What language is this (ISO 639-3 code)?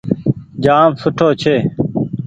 gig